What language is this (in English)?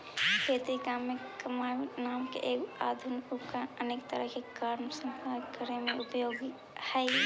Magahi